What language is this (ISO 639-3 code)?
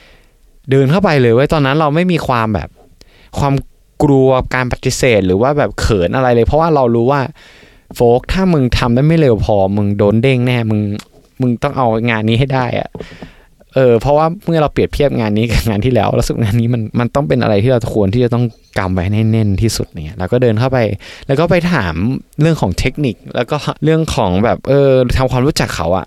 tha